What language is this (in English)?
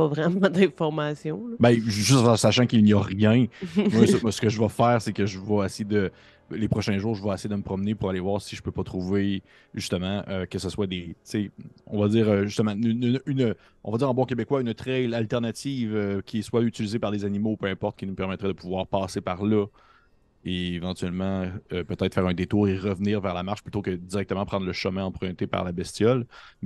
French